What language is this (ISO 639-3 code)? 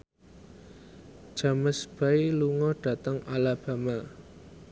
jav